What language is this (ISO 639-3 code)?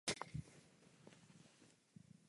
ces